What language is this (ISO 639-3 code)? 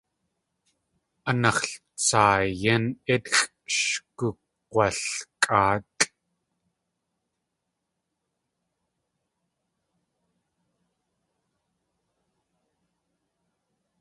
tli